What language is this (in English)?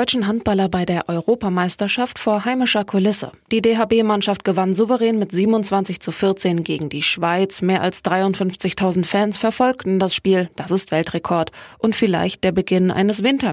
German